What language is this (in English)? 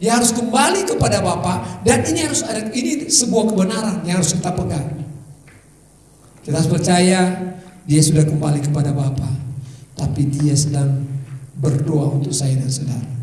Indonesian